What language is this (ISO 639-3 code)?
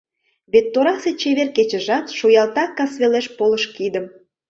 chm